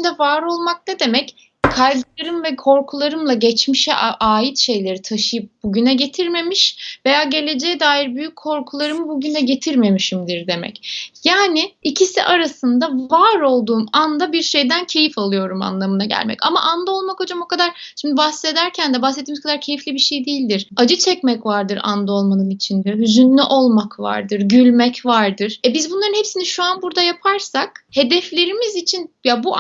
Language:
Turkish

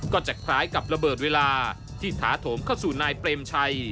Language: Thai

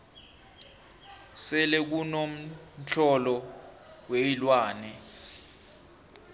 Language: South Ndebele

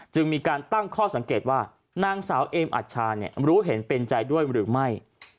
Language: Thai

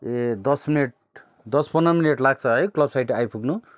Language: Nepali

